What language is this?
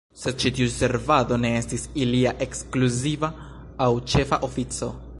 Esperanto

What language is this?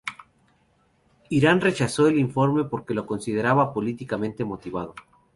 Spanish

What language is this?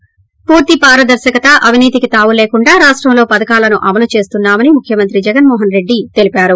Telugu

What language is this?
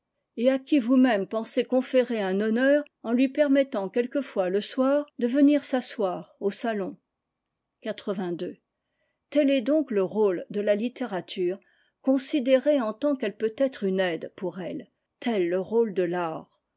French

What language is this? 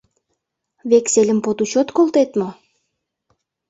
Mari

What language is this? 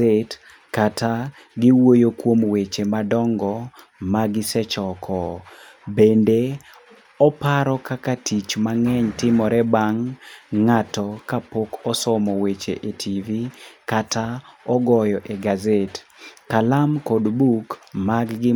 Luo (Kenya and Tanzania)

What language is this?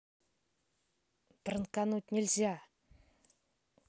Russian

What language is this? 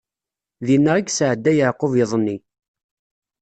Kabyle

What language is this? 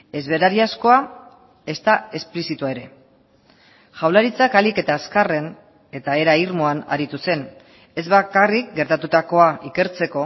Basque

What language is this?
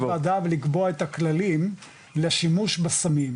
Hebrew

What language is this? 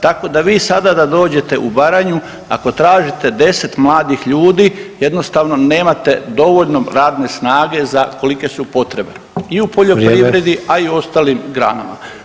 Croatian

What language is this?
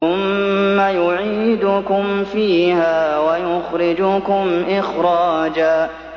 Arabic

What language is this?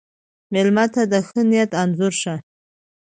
Pashto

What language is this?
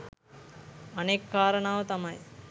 Sinhala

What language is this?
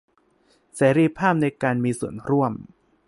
Thai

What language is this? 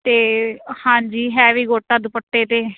Punjabi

